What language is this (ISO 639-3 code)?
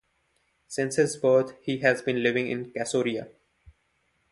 eng